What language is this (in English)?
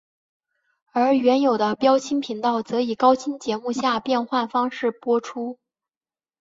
Chinese